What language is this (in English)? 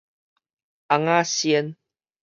Min Nan Chinese